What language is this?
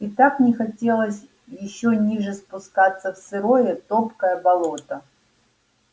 Russian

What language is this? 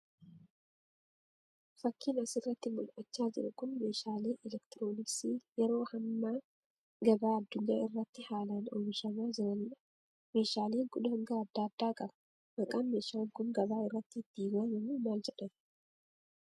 Oromo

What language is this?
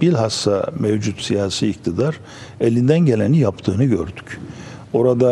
Turkish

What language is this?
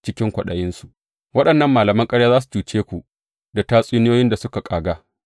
Hausa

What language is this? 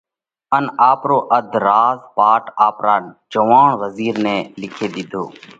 Parkari Koli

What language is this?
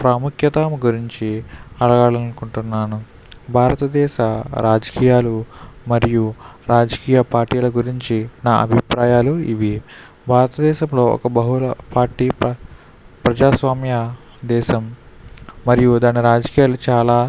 Telugu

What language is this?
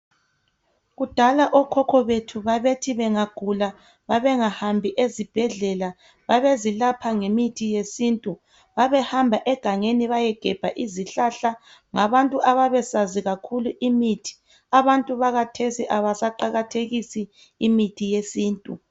North Ndebele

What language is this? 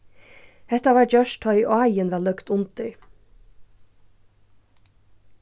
Faroese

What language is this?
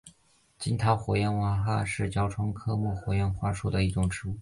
Chinese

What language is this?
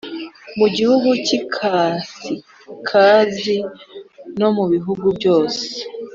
Kinyarwanda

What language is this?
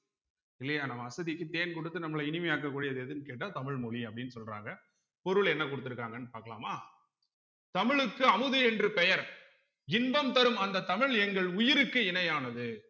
Tamil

